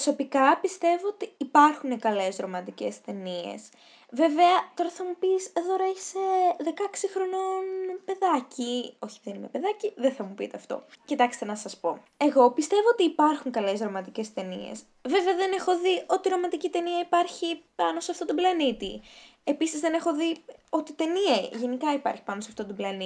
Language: Greek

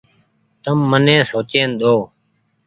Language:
Goaria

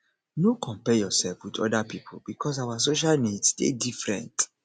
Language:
Nigerian Pidgin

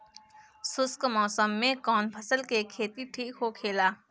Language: Bhojpuri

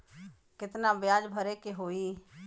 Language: Bhojpuri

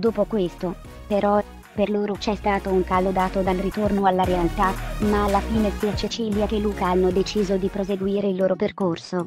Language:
Italian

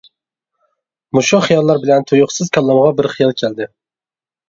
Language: Uyghur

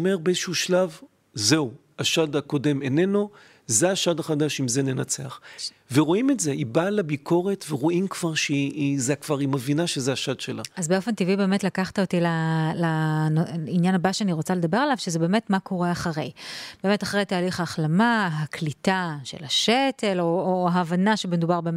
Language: Hebrew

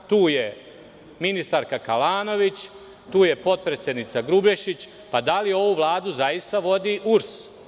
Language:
Serbian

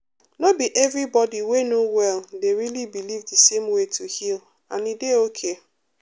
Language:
Nigerian Pidgin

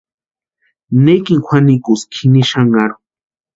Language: Western Highland Purepecha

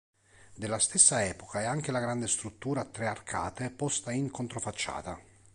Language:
Italian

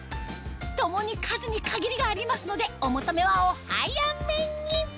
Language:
Japanese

